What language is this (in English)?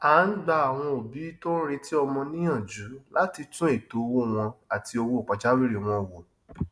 Yoruba